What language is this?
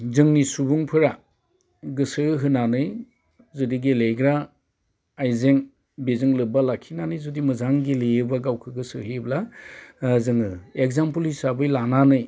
Bodo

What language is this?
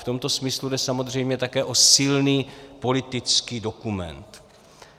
Czech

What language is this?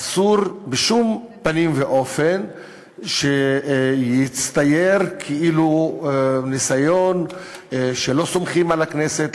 Hebrew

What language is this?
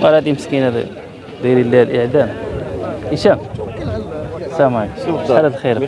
Arabic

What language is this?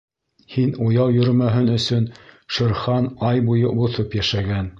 Bashkir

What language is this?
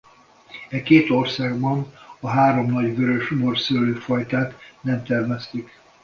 Hungarian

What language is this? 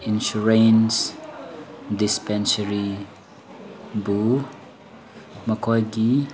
Manipuri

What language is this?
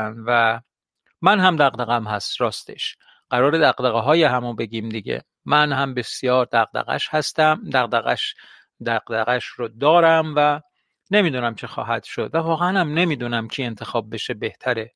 Persian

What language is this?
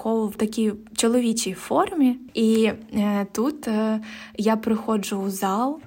Ukrainian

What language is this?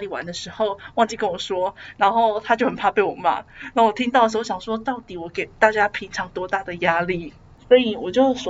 Chinese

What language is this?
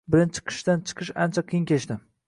Uzbek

